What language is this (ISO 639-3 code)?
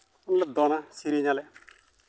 sat